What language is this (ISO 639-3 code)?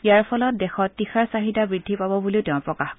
asm